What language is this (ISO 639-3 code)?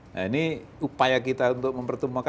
ind